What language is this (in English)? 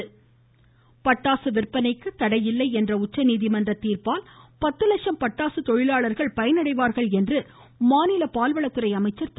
Tamil